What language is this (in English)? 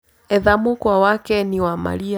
Kikuyu